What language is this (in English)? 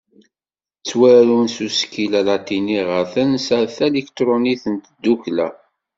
Kabyle